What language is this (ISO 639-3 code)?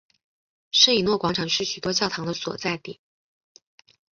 zho